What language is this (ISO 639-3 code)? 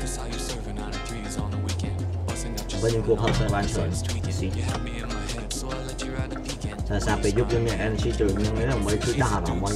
vie